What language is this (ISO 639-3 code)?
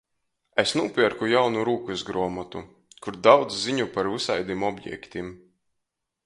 ltg